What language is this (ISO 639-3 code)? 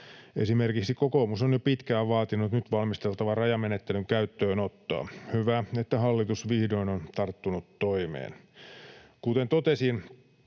fin